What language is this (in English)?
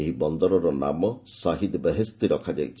Odia